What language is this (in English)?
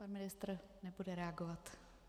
Czech